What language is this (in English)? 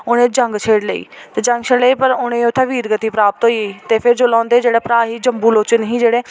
Dogri